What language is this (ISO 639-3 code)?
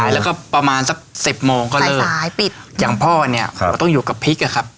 tha